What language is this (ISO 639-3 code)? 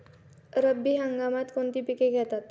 mar